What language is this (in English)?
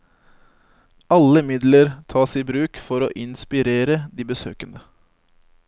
Norwegian